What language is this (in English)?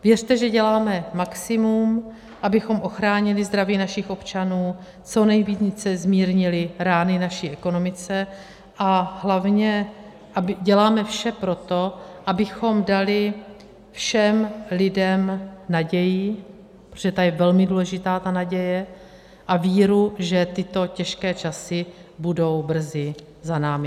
Czech